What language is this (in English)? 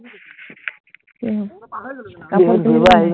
Assamese